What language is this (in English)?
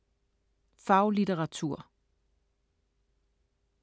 Danish